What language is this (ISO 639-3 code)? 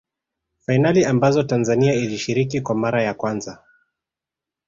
swa